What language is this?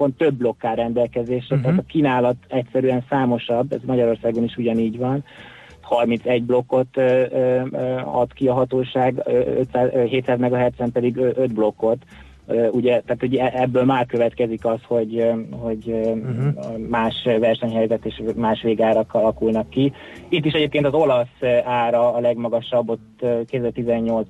Hungarian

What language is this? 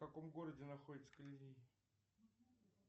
Russian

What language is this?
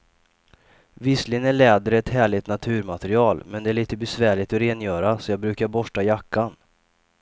Swedish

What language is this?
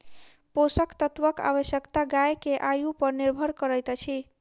Maithili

